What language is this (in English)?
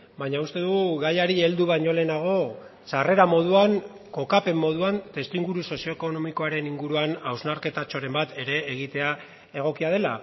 Basque